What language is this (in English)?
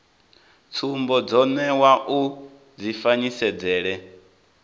Venda